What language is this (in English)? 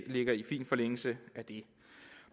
Danish